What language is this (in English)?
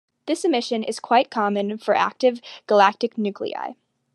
English